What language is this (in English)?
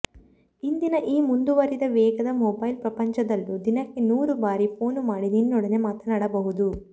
Kannada